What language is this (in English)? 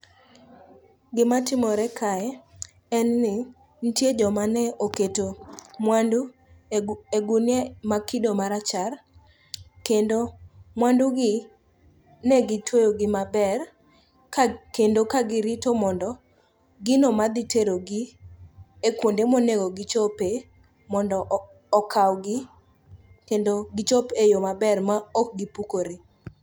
Luo (Kenya and Tanzania)